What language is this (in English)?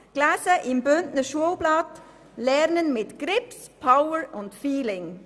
Swiss German